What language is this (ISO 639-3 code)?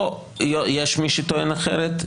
heb